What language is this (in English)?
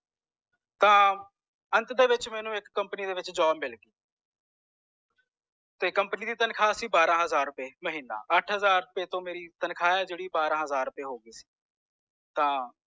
Punjabi